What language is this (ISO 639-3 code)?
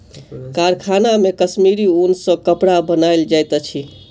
mai